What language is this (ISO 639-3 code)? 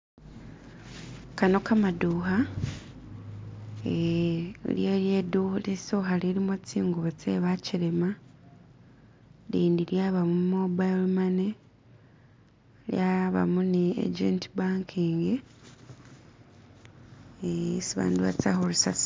myx